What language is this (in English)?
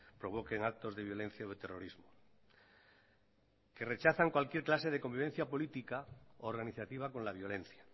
Spanish